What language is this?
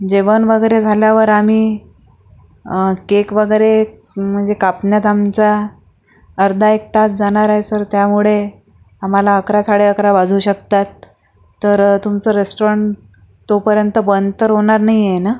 Marathi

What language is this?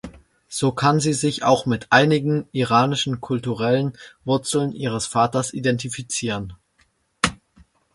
German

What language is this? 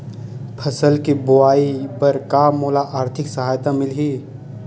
Chhattisgarhi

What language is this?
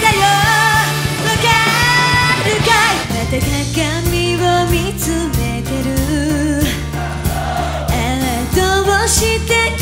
Japanese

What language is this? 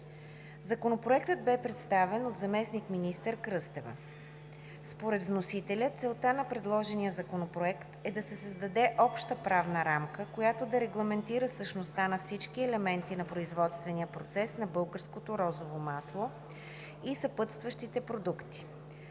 Bulgarian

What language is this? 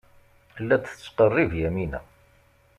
Kabyle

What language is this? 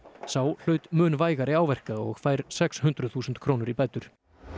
Icelandic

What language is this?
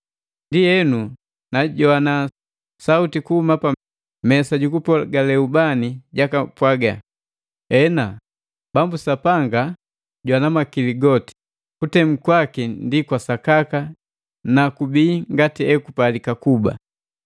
Matengo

